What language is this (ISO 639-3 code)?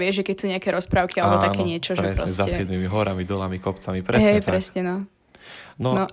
slk